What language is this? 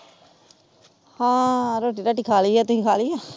Punjabi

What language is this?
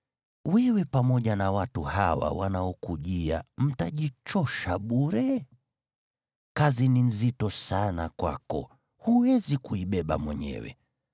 Swahili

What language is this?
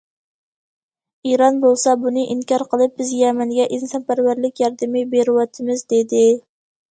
Uyghur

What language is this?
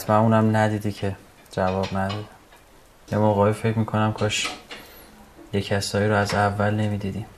Persian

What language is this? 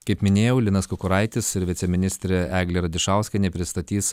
Lithuanian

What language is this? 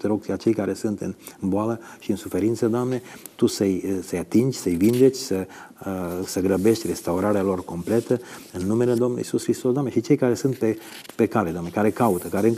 Romanian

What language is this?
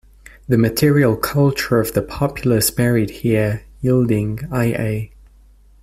English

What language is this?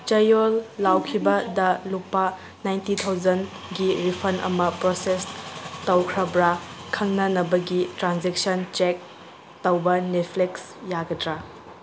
Manipuri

